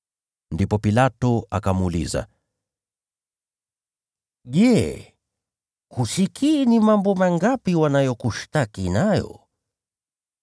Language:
Swahili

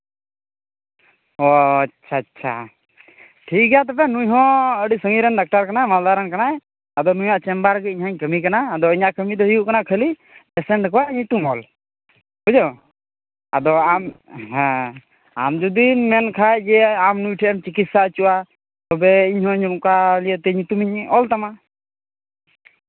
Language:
Santali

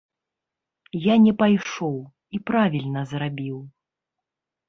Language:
Belarusian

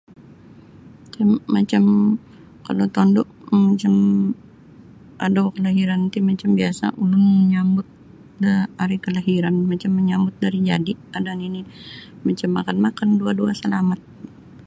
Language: Sabah Bisaya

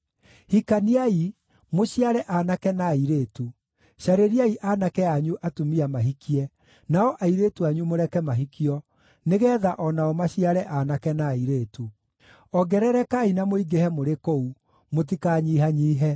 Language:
Kikuyu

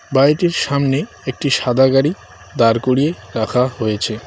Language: Bangla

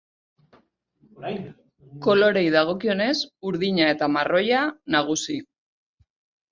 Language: Basque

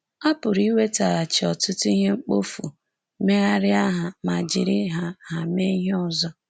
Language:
Igbo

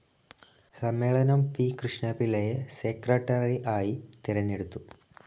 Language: Malayalam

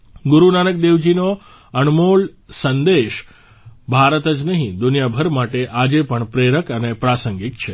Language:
Gujarati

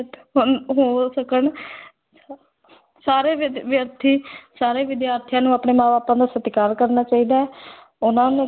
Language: Punjabi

